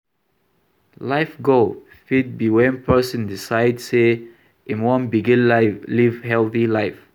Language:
Nigerian Pidgin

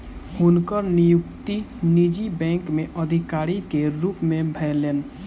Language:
Maithili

